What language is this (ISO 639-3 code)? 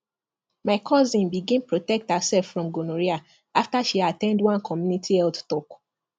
pcm